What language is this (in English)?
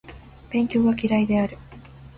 Japanese